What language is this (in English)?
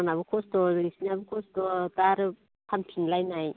Bodo